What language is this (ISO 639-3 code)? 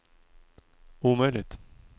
swe